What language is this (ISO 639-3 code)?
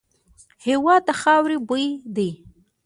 pus